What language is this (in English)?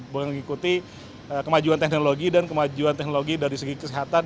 Indonesian